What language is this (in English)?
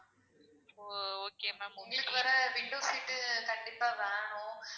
Tamil